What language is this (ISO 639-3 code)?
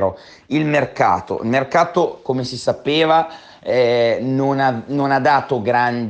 ita